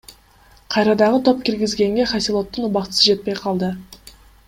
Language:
Kyrgyz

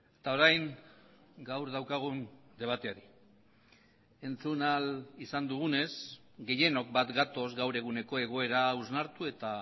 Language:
Basque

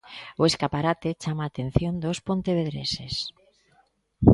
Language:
Galician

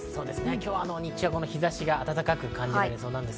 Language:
Japanese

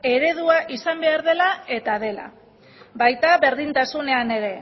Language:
Basque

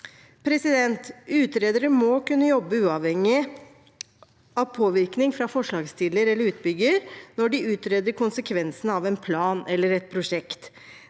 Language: Norwegian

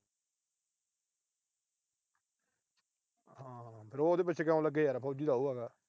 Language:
Punjabi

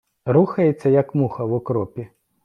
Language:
Ukrainian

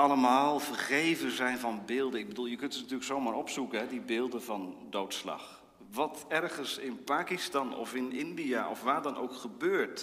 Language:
Dutch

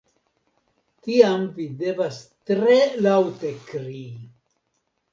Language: Esperanto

